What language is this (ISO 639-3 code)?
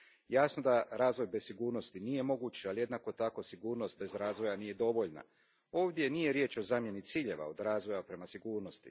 hrv